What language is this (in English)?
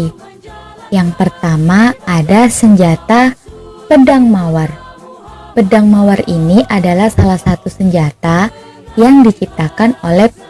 Indonesian